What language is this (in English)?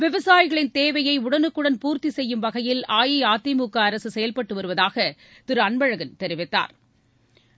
Tamil